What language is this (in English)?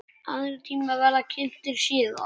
Icelandic